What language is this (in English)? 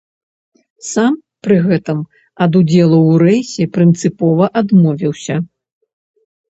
Belarusian